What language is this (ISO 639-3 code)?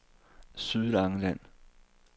dan